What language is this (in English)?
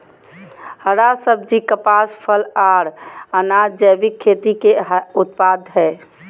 Magahi